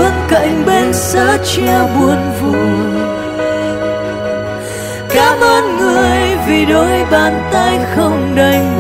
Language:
Vietnamese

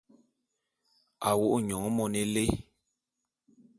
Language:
Bulu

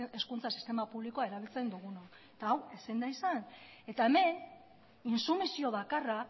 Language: Basque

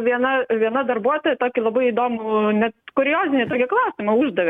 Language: Lithuanian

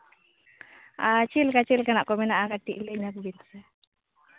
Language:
Santali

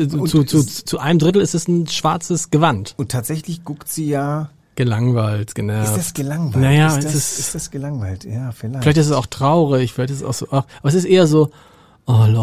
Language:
German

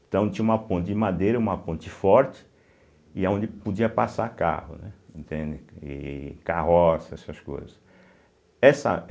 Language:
Portuguese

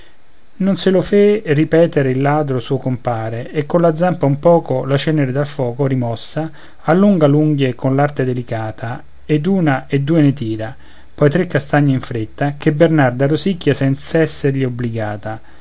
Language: Italian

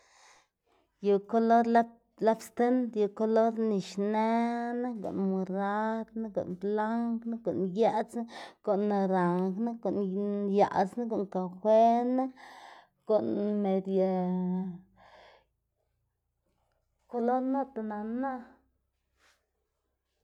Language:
Xanaguía Zapotec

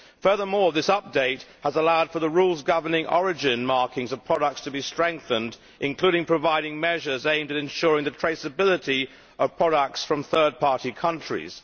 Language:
English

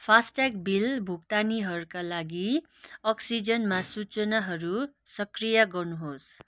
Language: Nepali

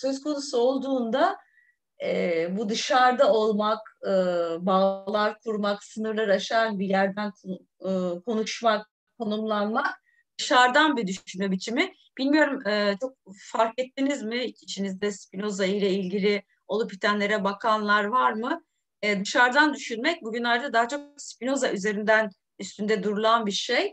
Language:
Turkish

